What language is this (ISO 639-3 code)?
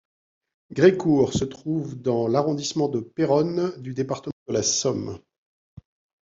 fra